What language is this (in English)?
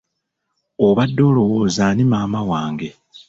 Ganda